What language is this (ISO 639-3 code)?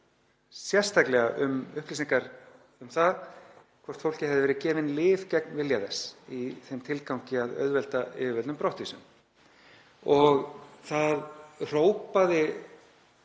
isl